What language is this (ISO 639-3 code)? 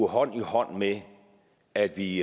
dan